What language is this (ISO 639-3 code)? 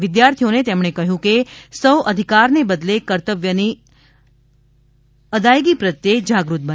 guj